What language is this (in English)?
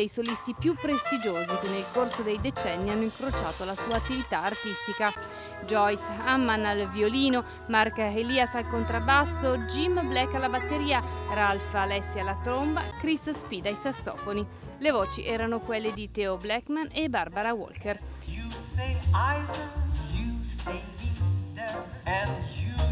Italian